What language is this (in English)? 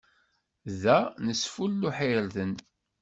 Kabyle